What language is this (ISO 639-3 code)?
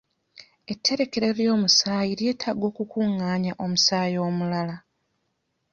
lug